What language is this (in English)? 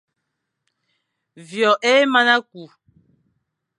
Fang